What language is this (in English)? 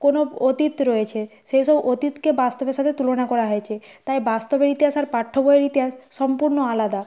Bangla